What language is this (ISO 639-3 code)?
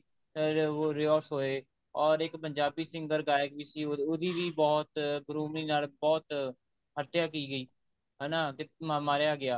pan